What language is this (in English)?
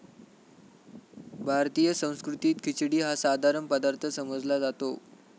Marathi